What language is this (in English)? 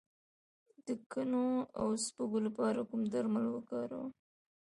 Pashto